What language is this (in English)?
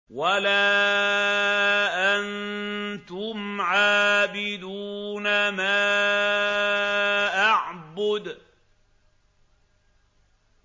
Arabic